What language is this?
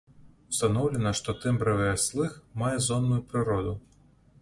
Belarusian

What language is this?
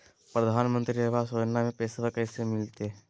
Magahi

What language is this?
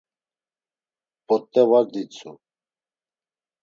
Laz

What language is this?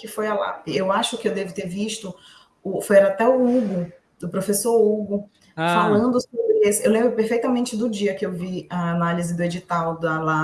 Portuguese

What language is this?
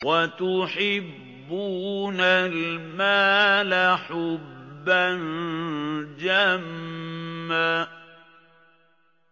Arabic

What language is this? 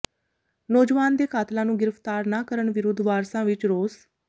Punjabi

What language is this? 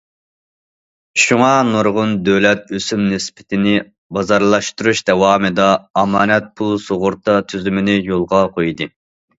Uyghur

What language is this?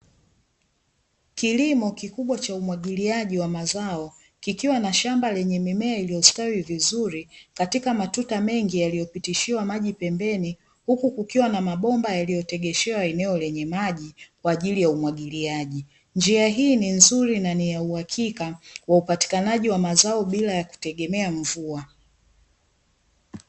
Swahili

